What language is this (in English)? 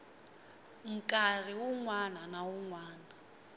Tsonga